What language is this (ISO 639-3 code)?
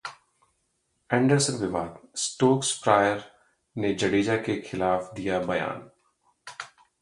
hin